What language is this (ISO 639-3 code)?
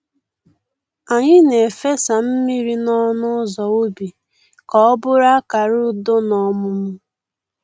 ibo